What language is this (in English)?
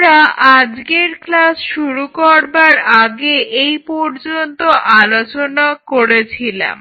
Bangla